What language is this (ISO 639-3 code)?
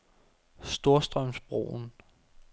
dan